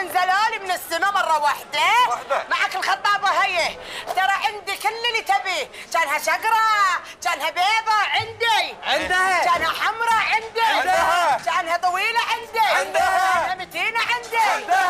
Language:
Arabic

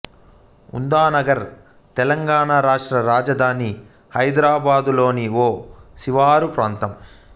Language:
Telugu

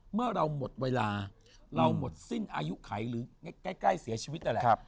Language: Thai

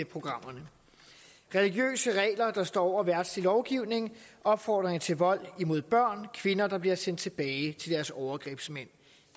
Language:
Danish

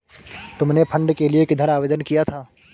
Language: Hindi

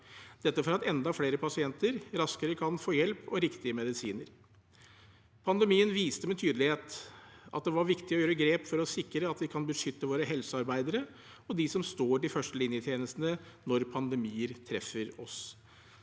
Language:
Norwegian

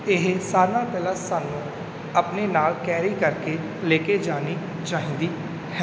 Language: Punjabi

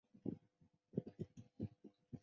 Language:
Chinese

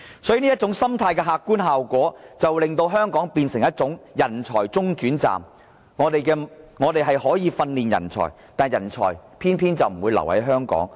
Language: Cantonese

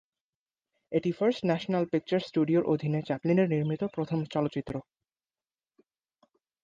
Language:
Bangla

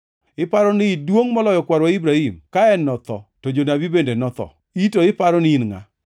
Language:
Luo (Kenya and Tanzania)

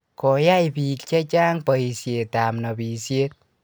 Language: Kalenjin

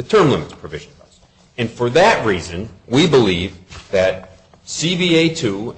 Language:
English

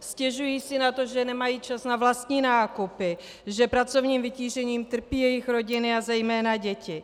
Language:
Czech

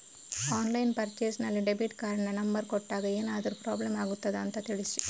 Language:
Kannada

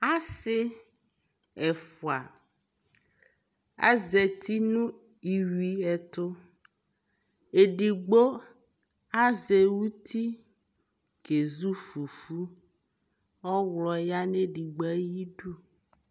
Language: Ikposo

